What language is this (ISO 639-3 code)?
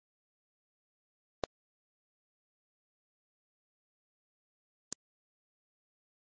epo